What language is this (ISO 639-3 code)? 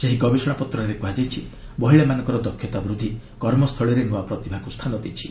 ori